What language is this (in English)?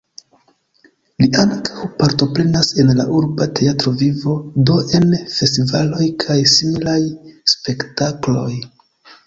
Esperanto